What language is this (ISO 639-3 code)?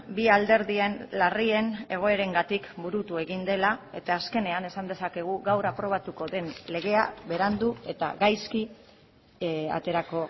eus